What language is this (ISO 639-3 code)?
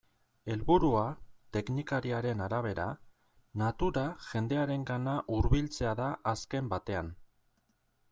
eus